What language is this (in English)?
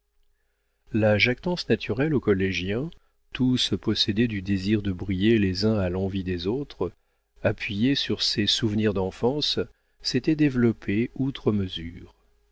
French